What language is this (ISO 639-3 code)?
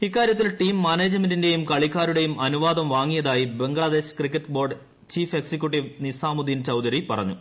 mal